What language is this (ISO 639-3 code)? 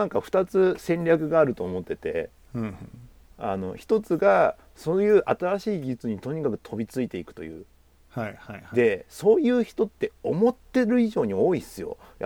jpn